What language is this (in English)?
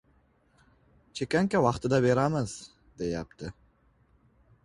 Uzbek